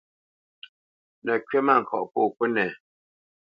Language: Bamenyam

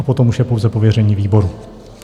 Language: Czech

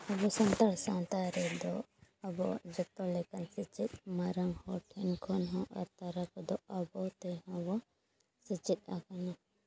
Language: Santali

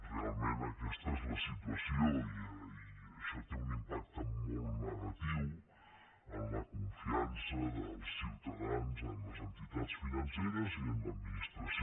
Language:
Catalan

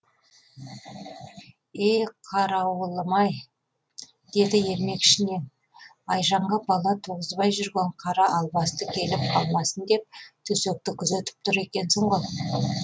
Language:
Kazakh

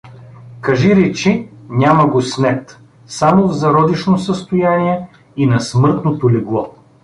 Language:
Bulgarian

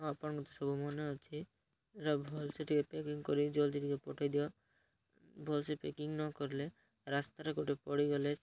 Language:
Odia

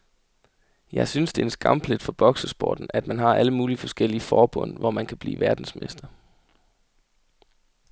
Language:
Danish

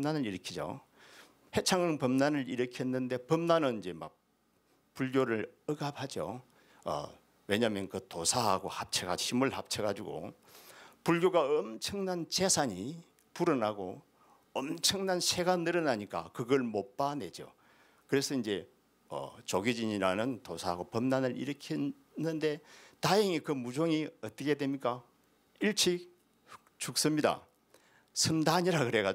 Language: Korean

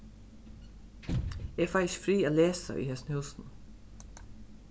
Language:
Faroese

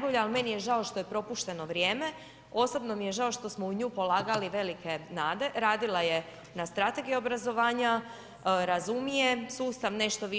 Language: Croatian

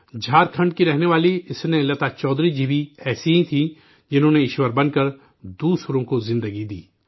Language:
Urdu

